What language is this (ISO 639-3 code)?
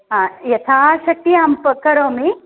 san